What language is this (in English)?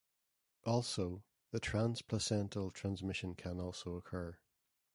English